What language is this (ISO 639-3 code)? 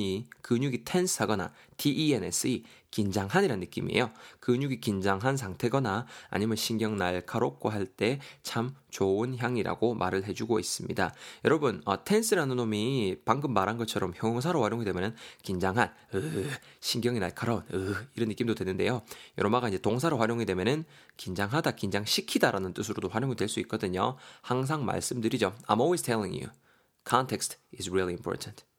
kor